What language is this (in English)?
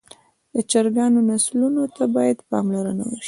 Pashto